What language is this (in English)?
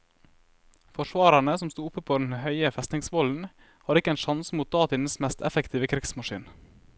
Norwegian